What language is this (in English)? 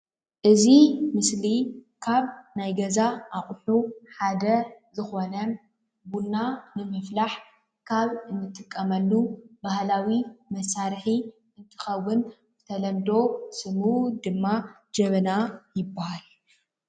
Tigrinya